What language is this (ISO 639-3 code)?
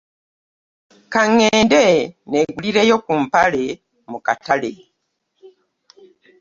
lug